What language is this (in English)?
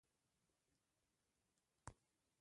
Pashto